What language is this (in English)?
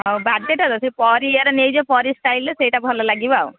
Odia